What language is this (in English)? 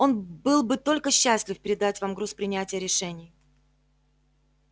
Russian